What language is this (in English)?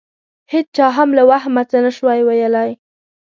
Pashto